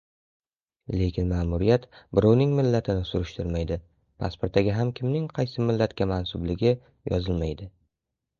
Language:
Uzbek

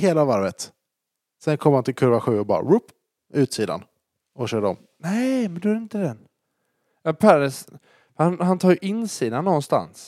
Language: Swedish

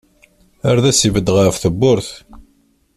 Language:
Kabyle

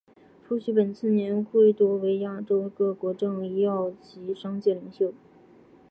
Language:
Chinese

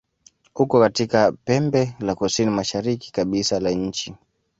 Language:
Swahili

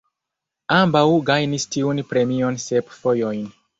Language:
Esperanto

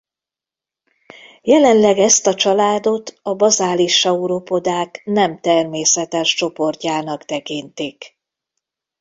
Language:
Hungarian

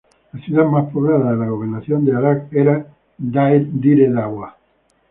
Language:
Spanish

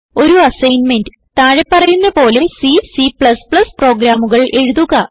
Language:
Malayalam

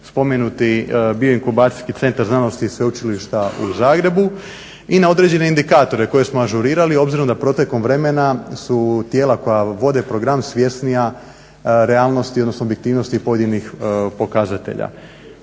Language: Croatian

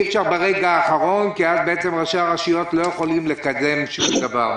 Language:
Hebrew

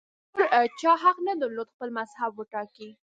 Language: Pashto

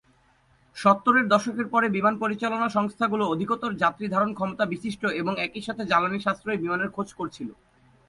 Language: Bangla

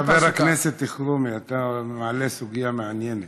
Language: Hebrew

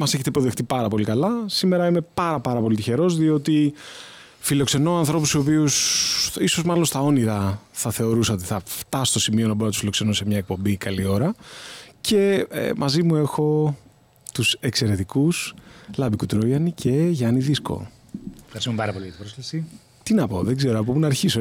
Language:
Greek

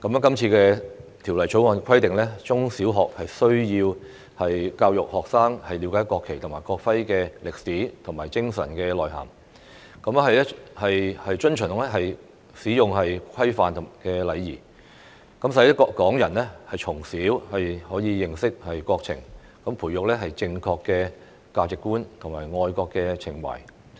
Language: Cantonese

